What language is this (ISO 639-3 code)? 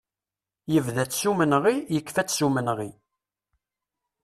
kab